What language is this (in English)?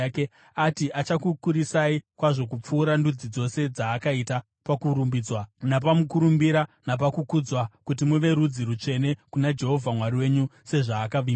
Shona